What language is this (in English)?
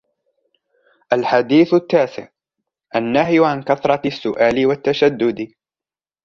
Arabic